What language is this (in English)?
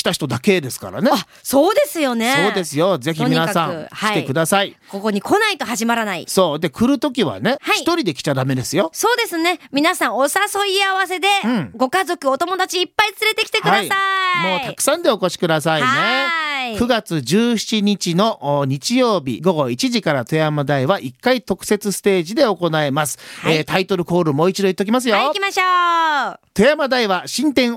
Japanese